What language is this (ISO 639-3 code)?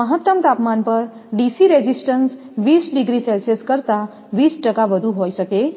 guj